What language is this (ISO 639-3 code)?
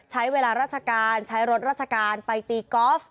tha